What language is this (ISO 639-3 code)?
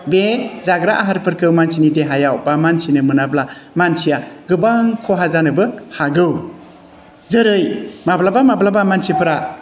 brx